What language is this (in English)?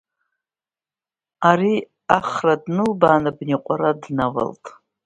Abkhazian